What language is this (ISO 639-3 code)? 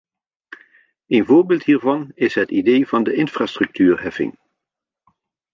nld